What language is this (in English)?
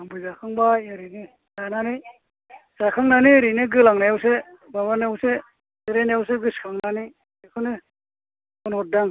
Bodo